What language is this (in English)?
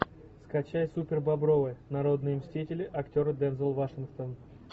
Russian